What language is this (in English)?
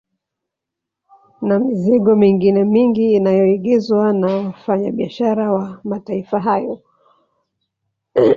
Swahili